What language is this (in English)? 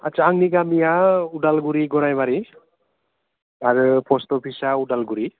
Bodo